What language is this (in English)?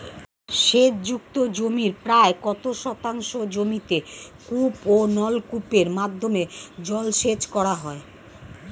Bangla